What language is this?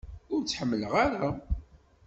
Kabyle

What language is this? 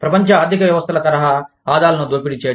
Telugu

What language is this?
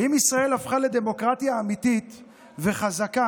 Hebrew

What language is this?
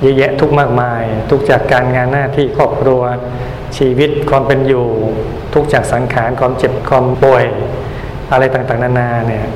Thai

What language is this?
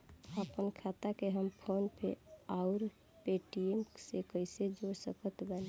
Bhojpuri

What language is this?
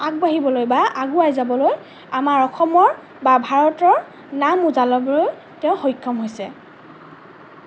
Assamese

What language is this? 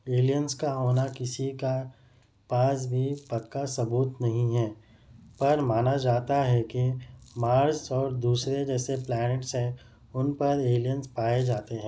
Urdu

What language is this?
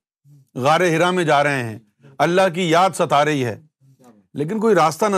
Urdu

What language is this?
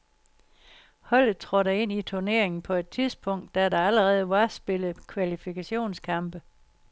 Danish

